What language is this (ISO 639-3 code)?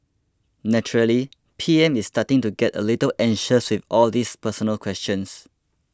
eng